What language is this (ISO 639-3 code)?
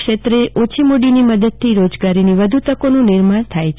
guj